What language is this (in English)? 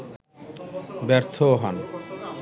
Bangla